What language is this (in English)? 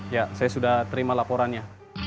Indonesian